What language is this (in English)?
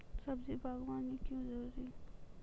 Maithili